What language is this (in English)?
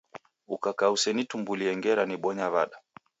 Taita